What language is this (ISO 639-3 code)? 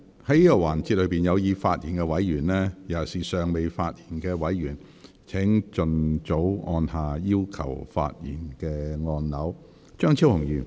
yue